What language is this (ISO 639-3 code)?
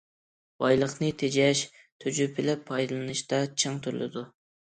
uig